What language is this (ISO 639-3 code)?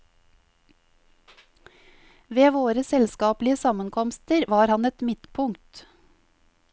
nor